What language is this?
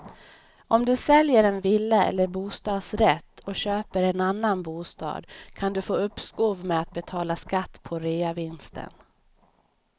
Swedish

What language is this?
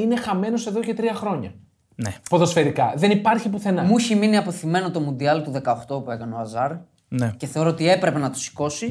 Greek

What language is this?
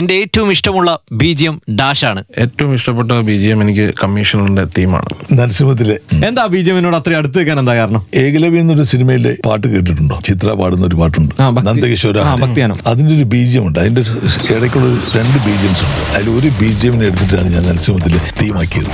Malayalam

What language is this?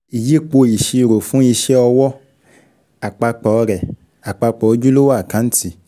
Yoruba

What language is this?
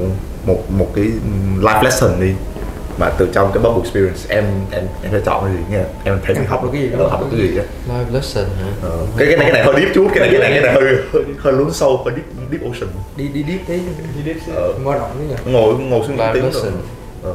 Vietnamese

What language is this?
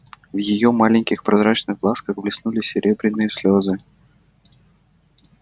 Russian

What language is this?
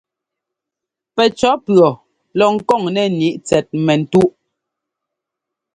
Ngomba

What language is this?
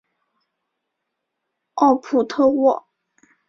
Chinese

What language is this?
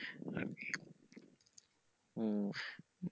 Bangla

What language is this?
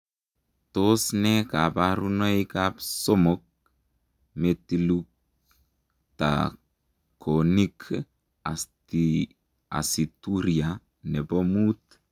Kalenjin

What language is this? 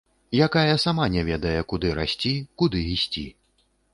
Belarusian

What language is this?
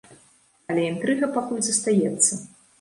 Belarusian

